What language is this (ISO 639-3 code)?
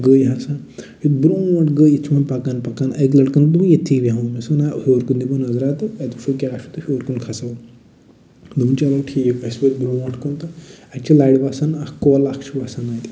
kas